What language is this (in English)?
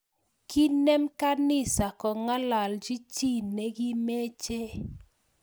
Kalenjin